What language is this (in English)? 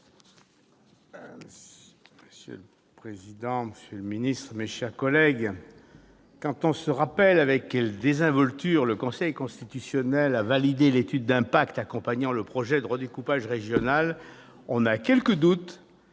French